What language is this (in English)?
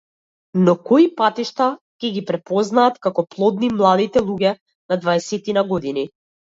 Macedonian